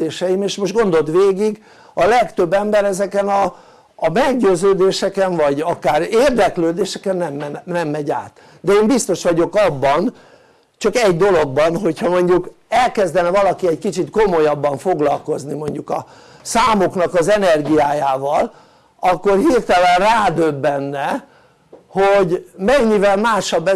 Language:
Hungarian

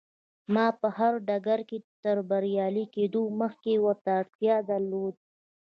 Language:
Pashto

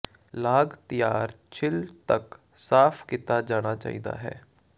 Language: Punjabi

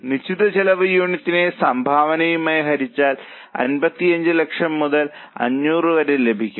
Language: Malayalam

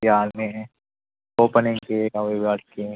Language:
Telugu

